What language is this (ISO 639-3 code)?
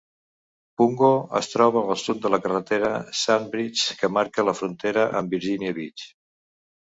cat